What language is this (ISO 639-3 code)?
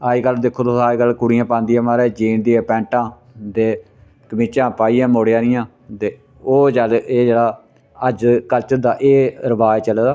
doi